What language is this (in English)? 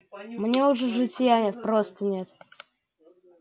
Russian